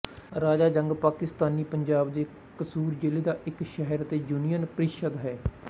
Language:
Punjabi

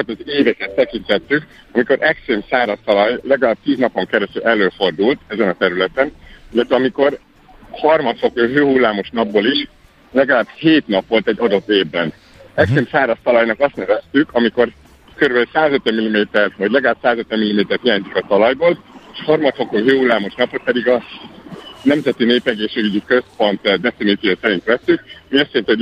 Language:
Hungarian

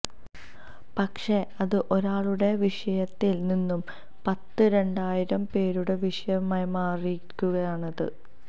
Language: Malayalam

